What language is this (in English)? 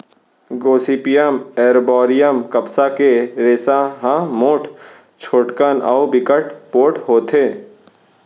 Chhattisgarhi